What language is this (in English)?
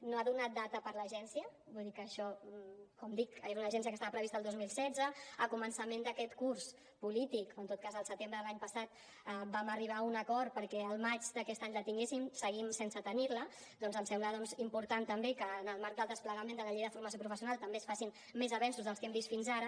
Catalan